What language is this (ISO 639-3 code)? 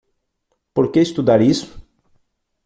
por